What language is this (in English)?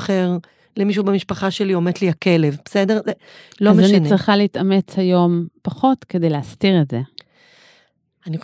Hebrew